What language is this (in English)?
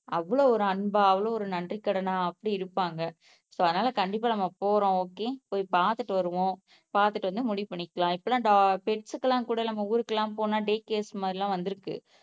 Tamil